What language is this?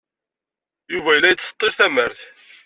Kabyle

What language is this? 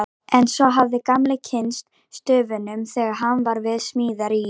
Icelandic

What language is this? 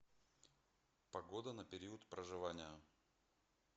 Russian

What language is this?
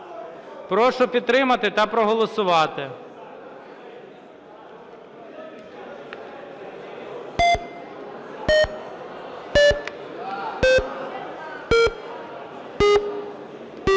Ukrainian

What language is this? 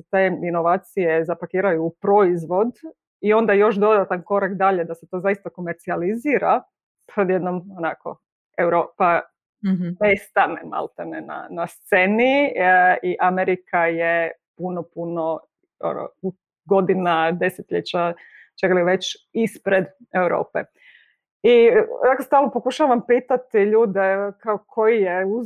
Croatian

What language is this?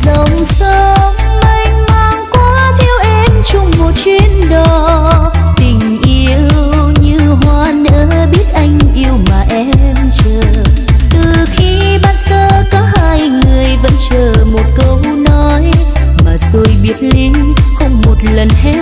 Vietnamese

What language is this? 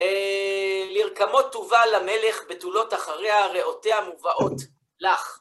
Hebrew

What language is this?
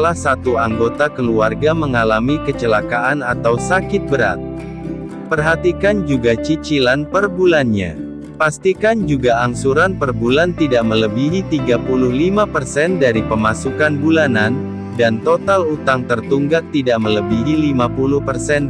Indonesian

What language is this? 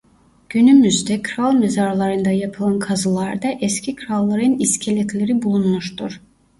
Turkish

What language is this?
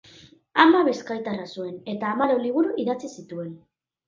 Basque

